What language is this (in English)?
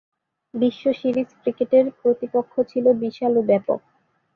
Bangla